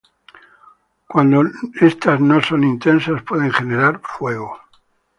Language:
Spanish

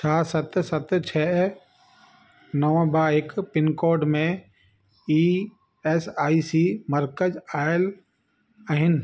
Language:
Sindhi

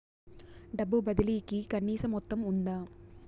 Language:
Telugu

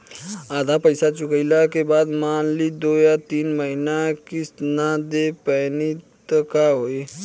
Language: Bhojpuri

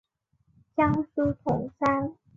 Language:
Chinese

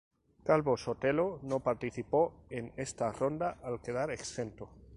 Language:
Spanish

